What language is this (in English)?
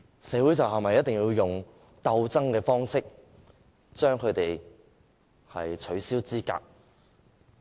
Cantonese